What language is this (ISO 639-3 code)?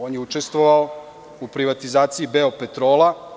srp